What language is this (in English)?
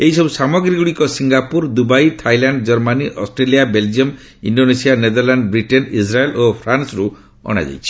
Odia